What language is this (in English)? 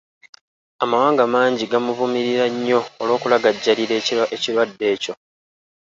Ganda